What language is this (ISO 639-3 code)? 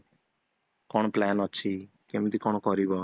ori